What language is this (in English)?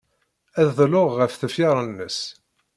Kabyle